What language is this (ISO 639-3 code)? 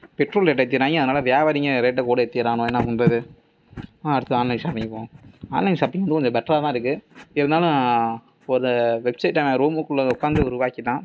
tam